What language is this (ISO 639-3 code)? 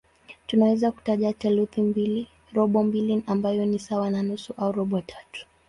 swa